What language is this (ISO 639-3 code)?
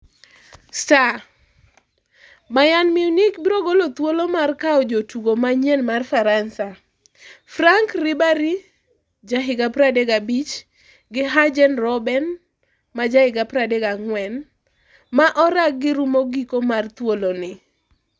luo